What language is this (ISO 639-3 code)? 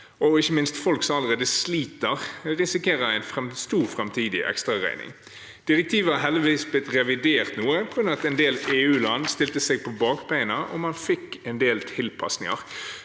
nor